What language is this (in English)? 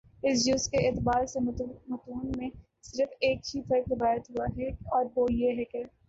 Urdu